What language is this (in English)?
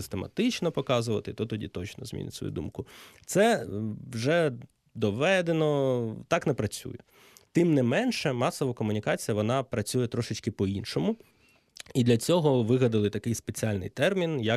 Ukrainian